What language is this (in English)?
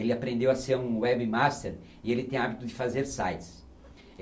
Portuguese